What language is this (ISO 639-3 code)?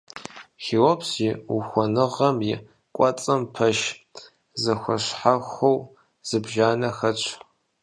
kbd